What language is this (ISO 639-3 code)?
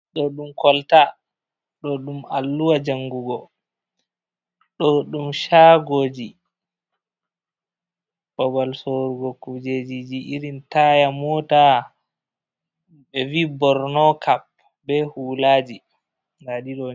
ful